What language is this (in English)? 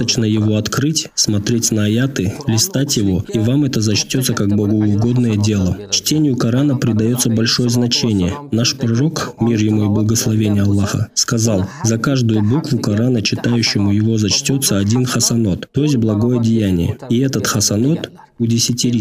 Russian